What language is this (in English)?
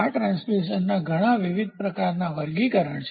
Gujarati